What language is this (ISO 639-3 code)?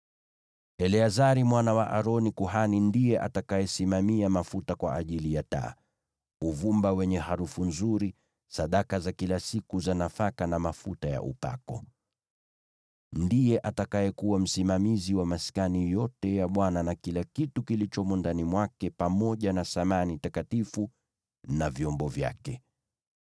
swa